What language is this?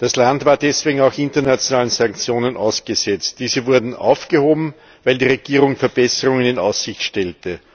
German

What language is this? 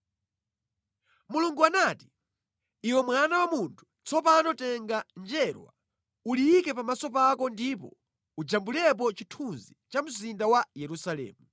Nyanja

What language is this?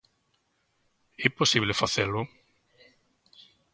Galician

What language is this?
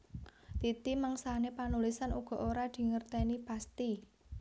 Javanese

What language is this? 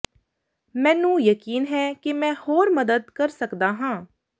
Punjabi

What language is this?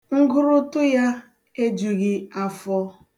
Igbo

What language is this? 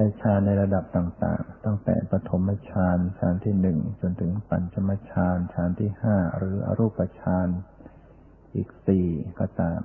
Thai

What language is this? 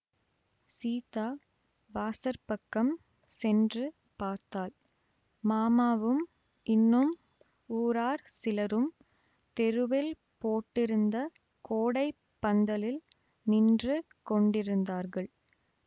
Tamil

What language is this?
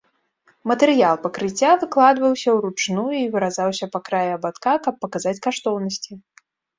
Belarusian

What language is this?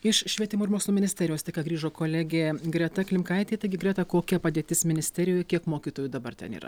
Lithuanian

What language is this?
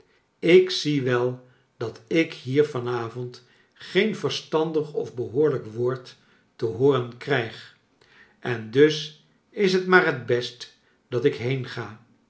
Dutch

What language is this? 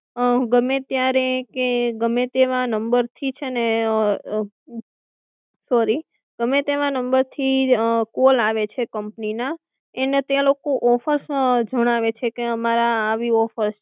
Gujarati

